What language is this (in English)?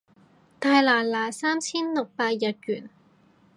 Cantonese